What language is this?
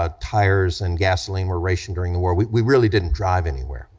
English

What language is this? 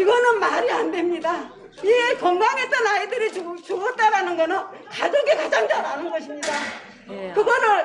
Korean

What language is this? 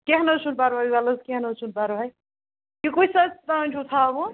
Kashmiri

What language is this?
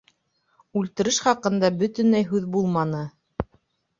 Bashkir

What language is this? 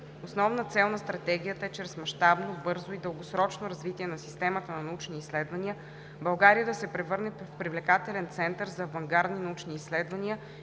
Bulgarian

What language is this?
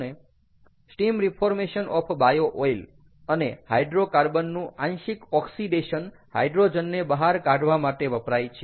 Gujarati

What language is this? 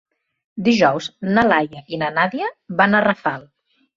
Catalan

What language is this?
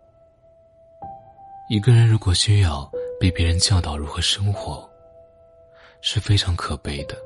Chinese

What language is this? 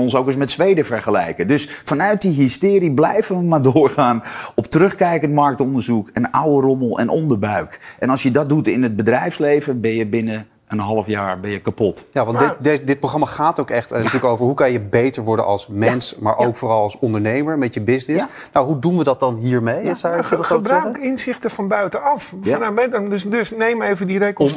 Dutch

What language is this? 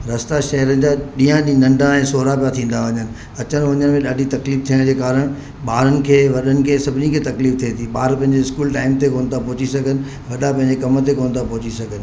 Sindhi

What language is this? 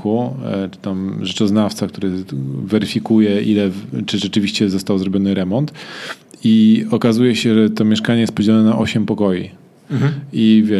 Polish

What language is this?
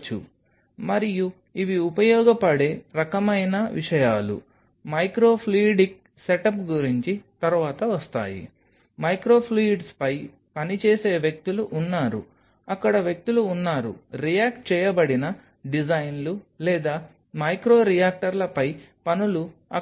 Telugu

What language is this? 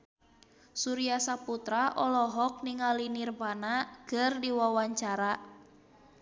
Sundanese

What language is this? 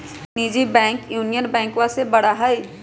Magahi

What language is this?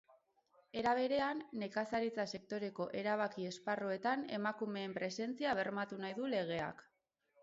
Basque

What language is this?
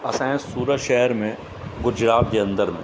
Sindhi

